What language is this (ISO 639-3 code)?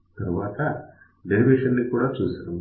tel